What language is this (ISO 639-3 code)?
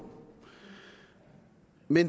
dan